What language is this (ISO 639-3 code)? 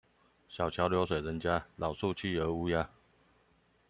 zho